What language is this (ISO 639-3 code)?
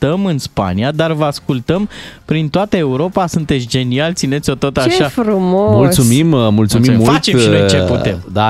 ron